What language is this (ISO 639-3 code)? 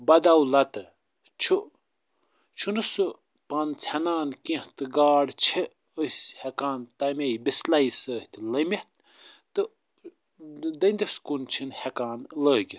kas